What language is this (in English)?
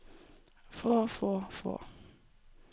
Norwegian